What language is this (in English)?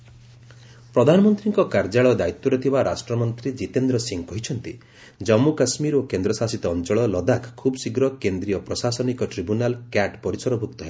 Odia